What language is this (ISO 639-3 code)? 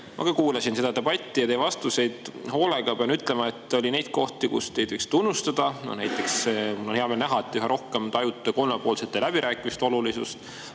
est